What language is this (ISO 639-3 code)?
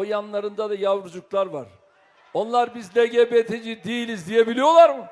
tur